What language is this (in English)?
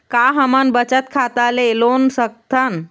Chhattisgarhi